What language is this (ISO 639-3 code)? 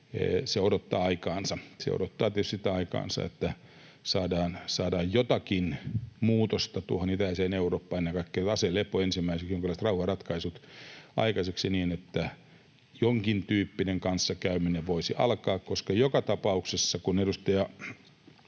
fin